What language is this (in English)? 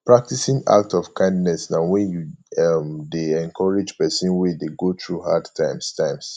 Nigerian Pidgin